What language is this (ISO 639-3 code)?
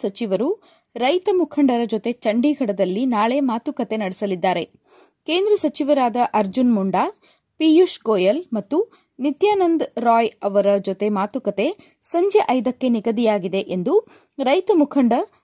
kan